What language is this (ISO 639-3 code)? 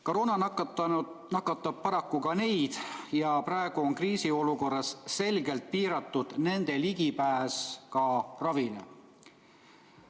est